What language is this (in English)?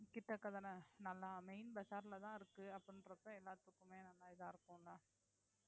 Tamil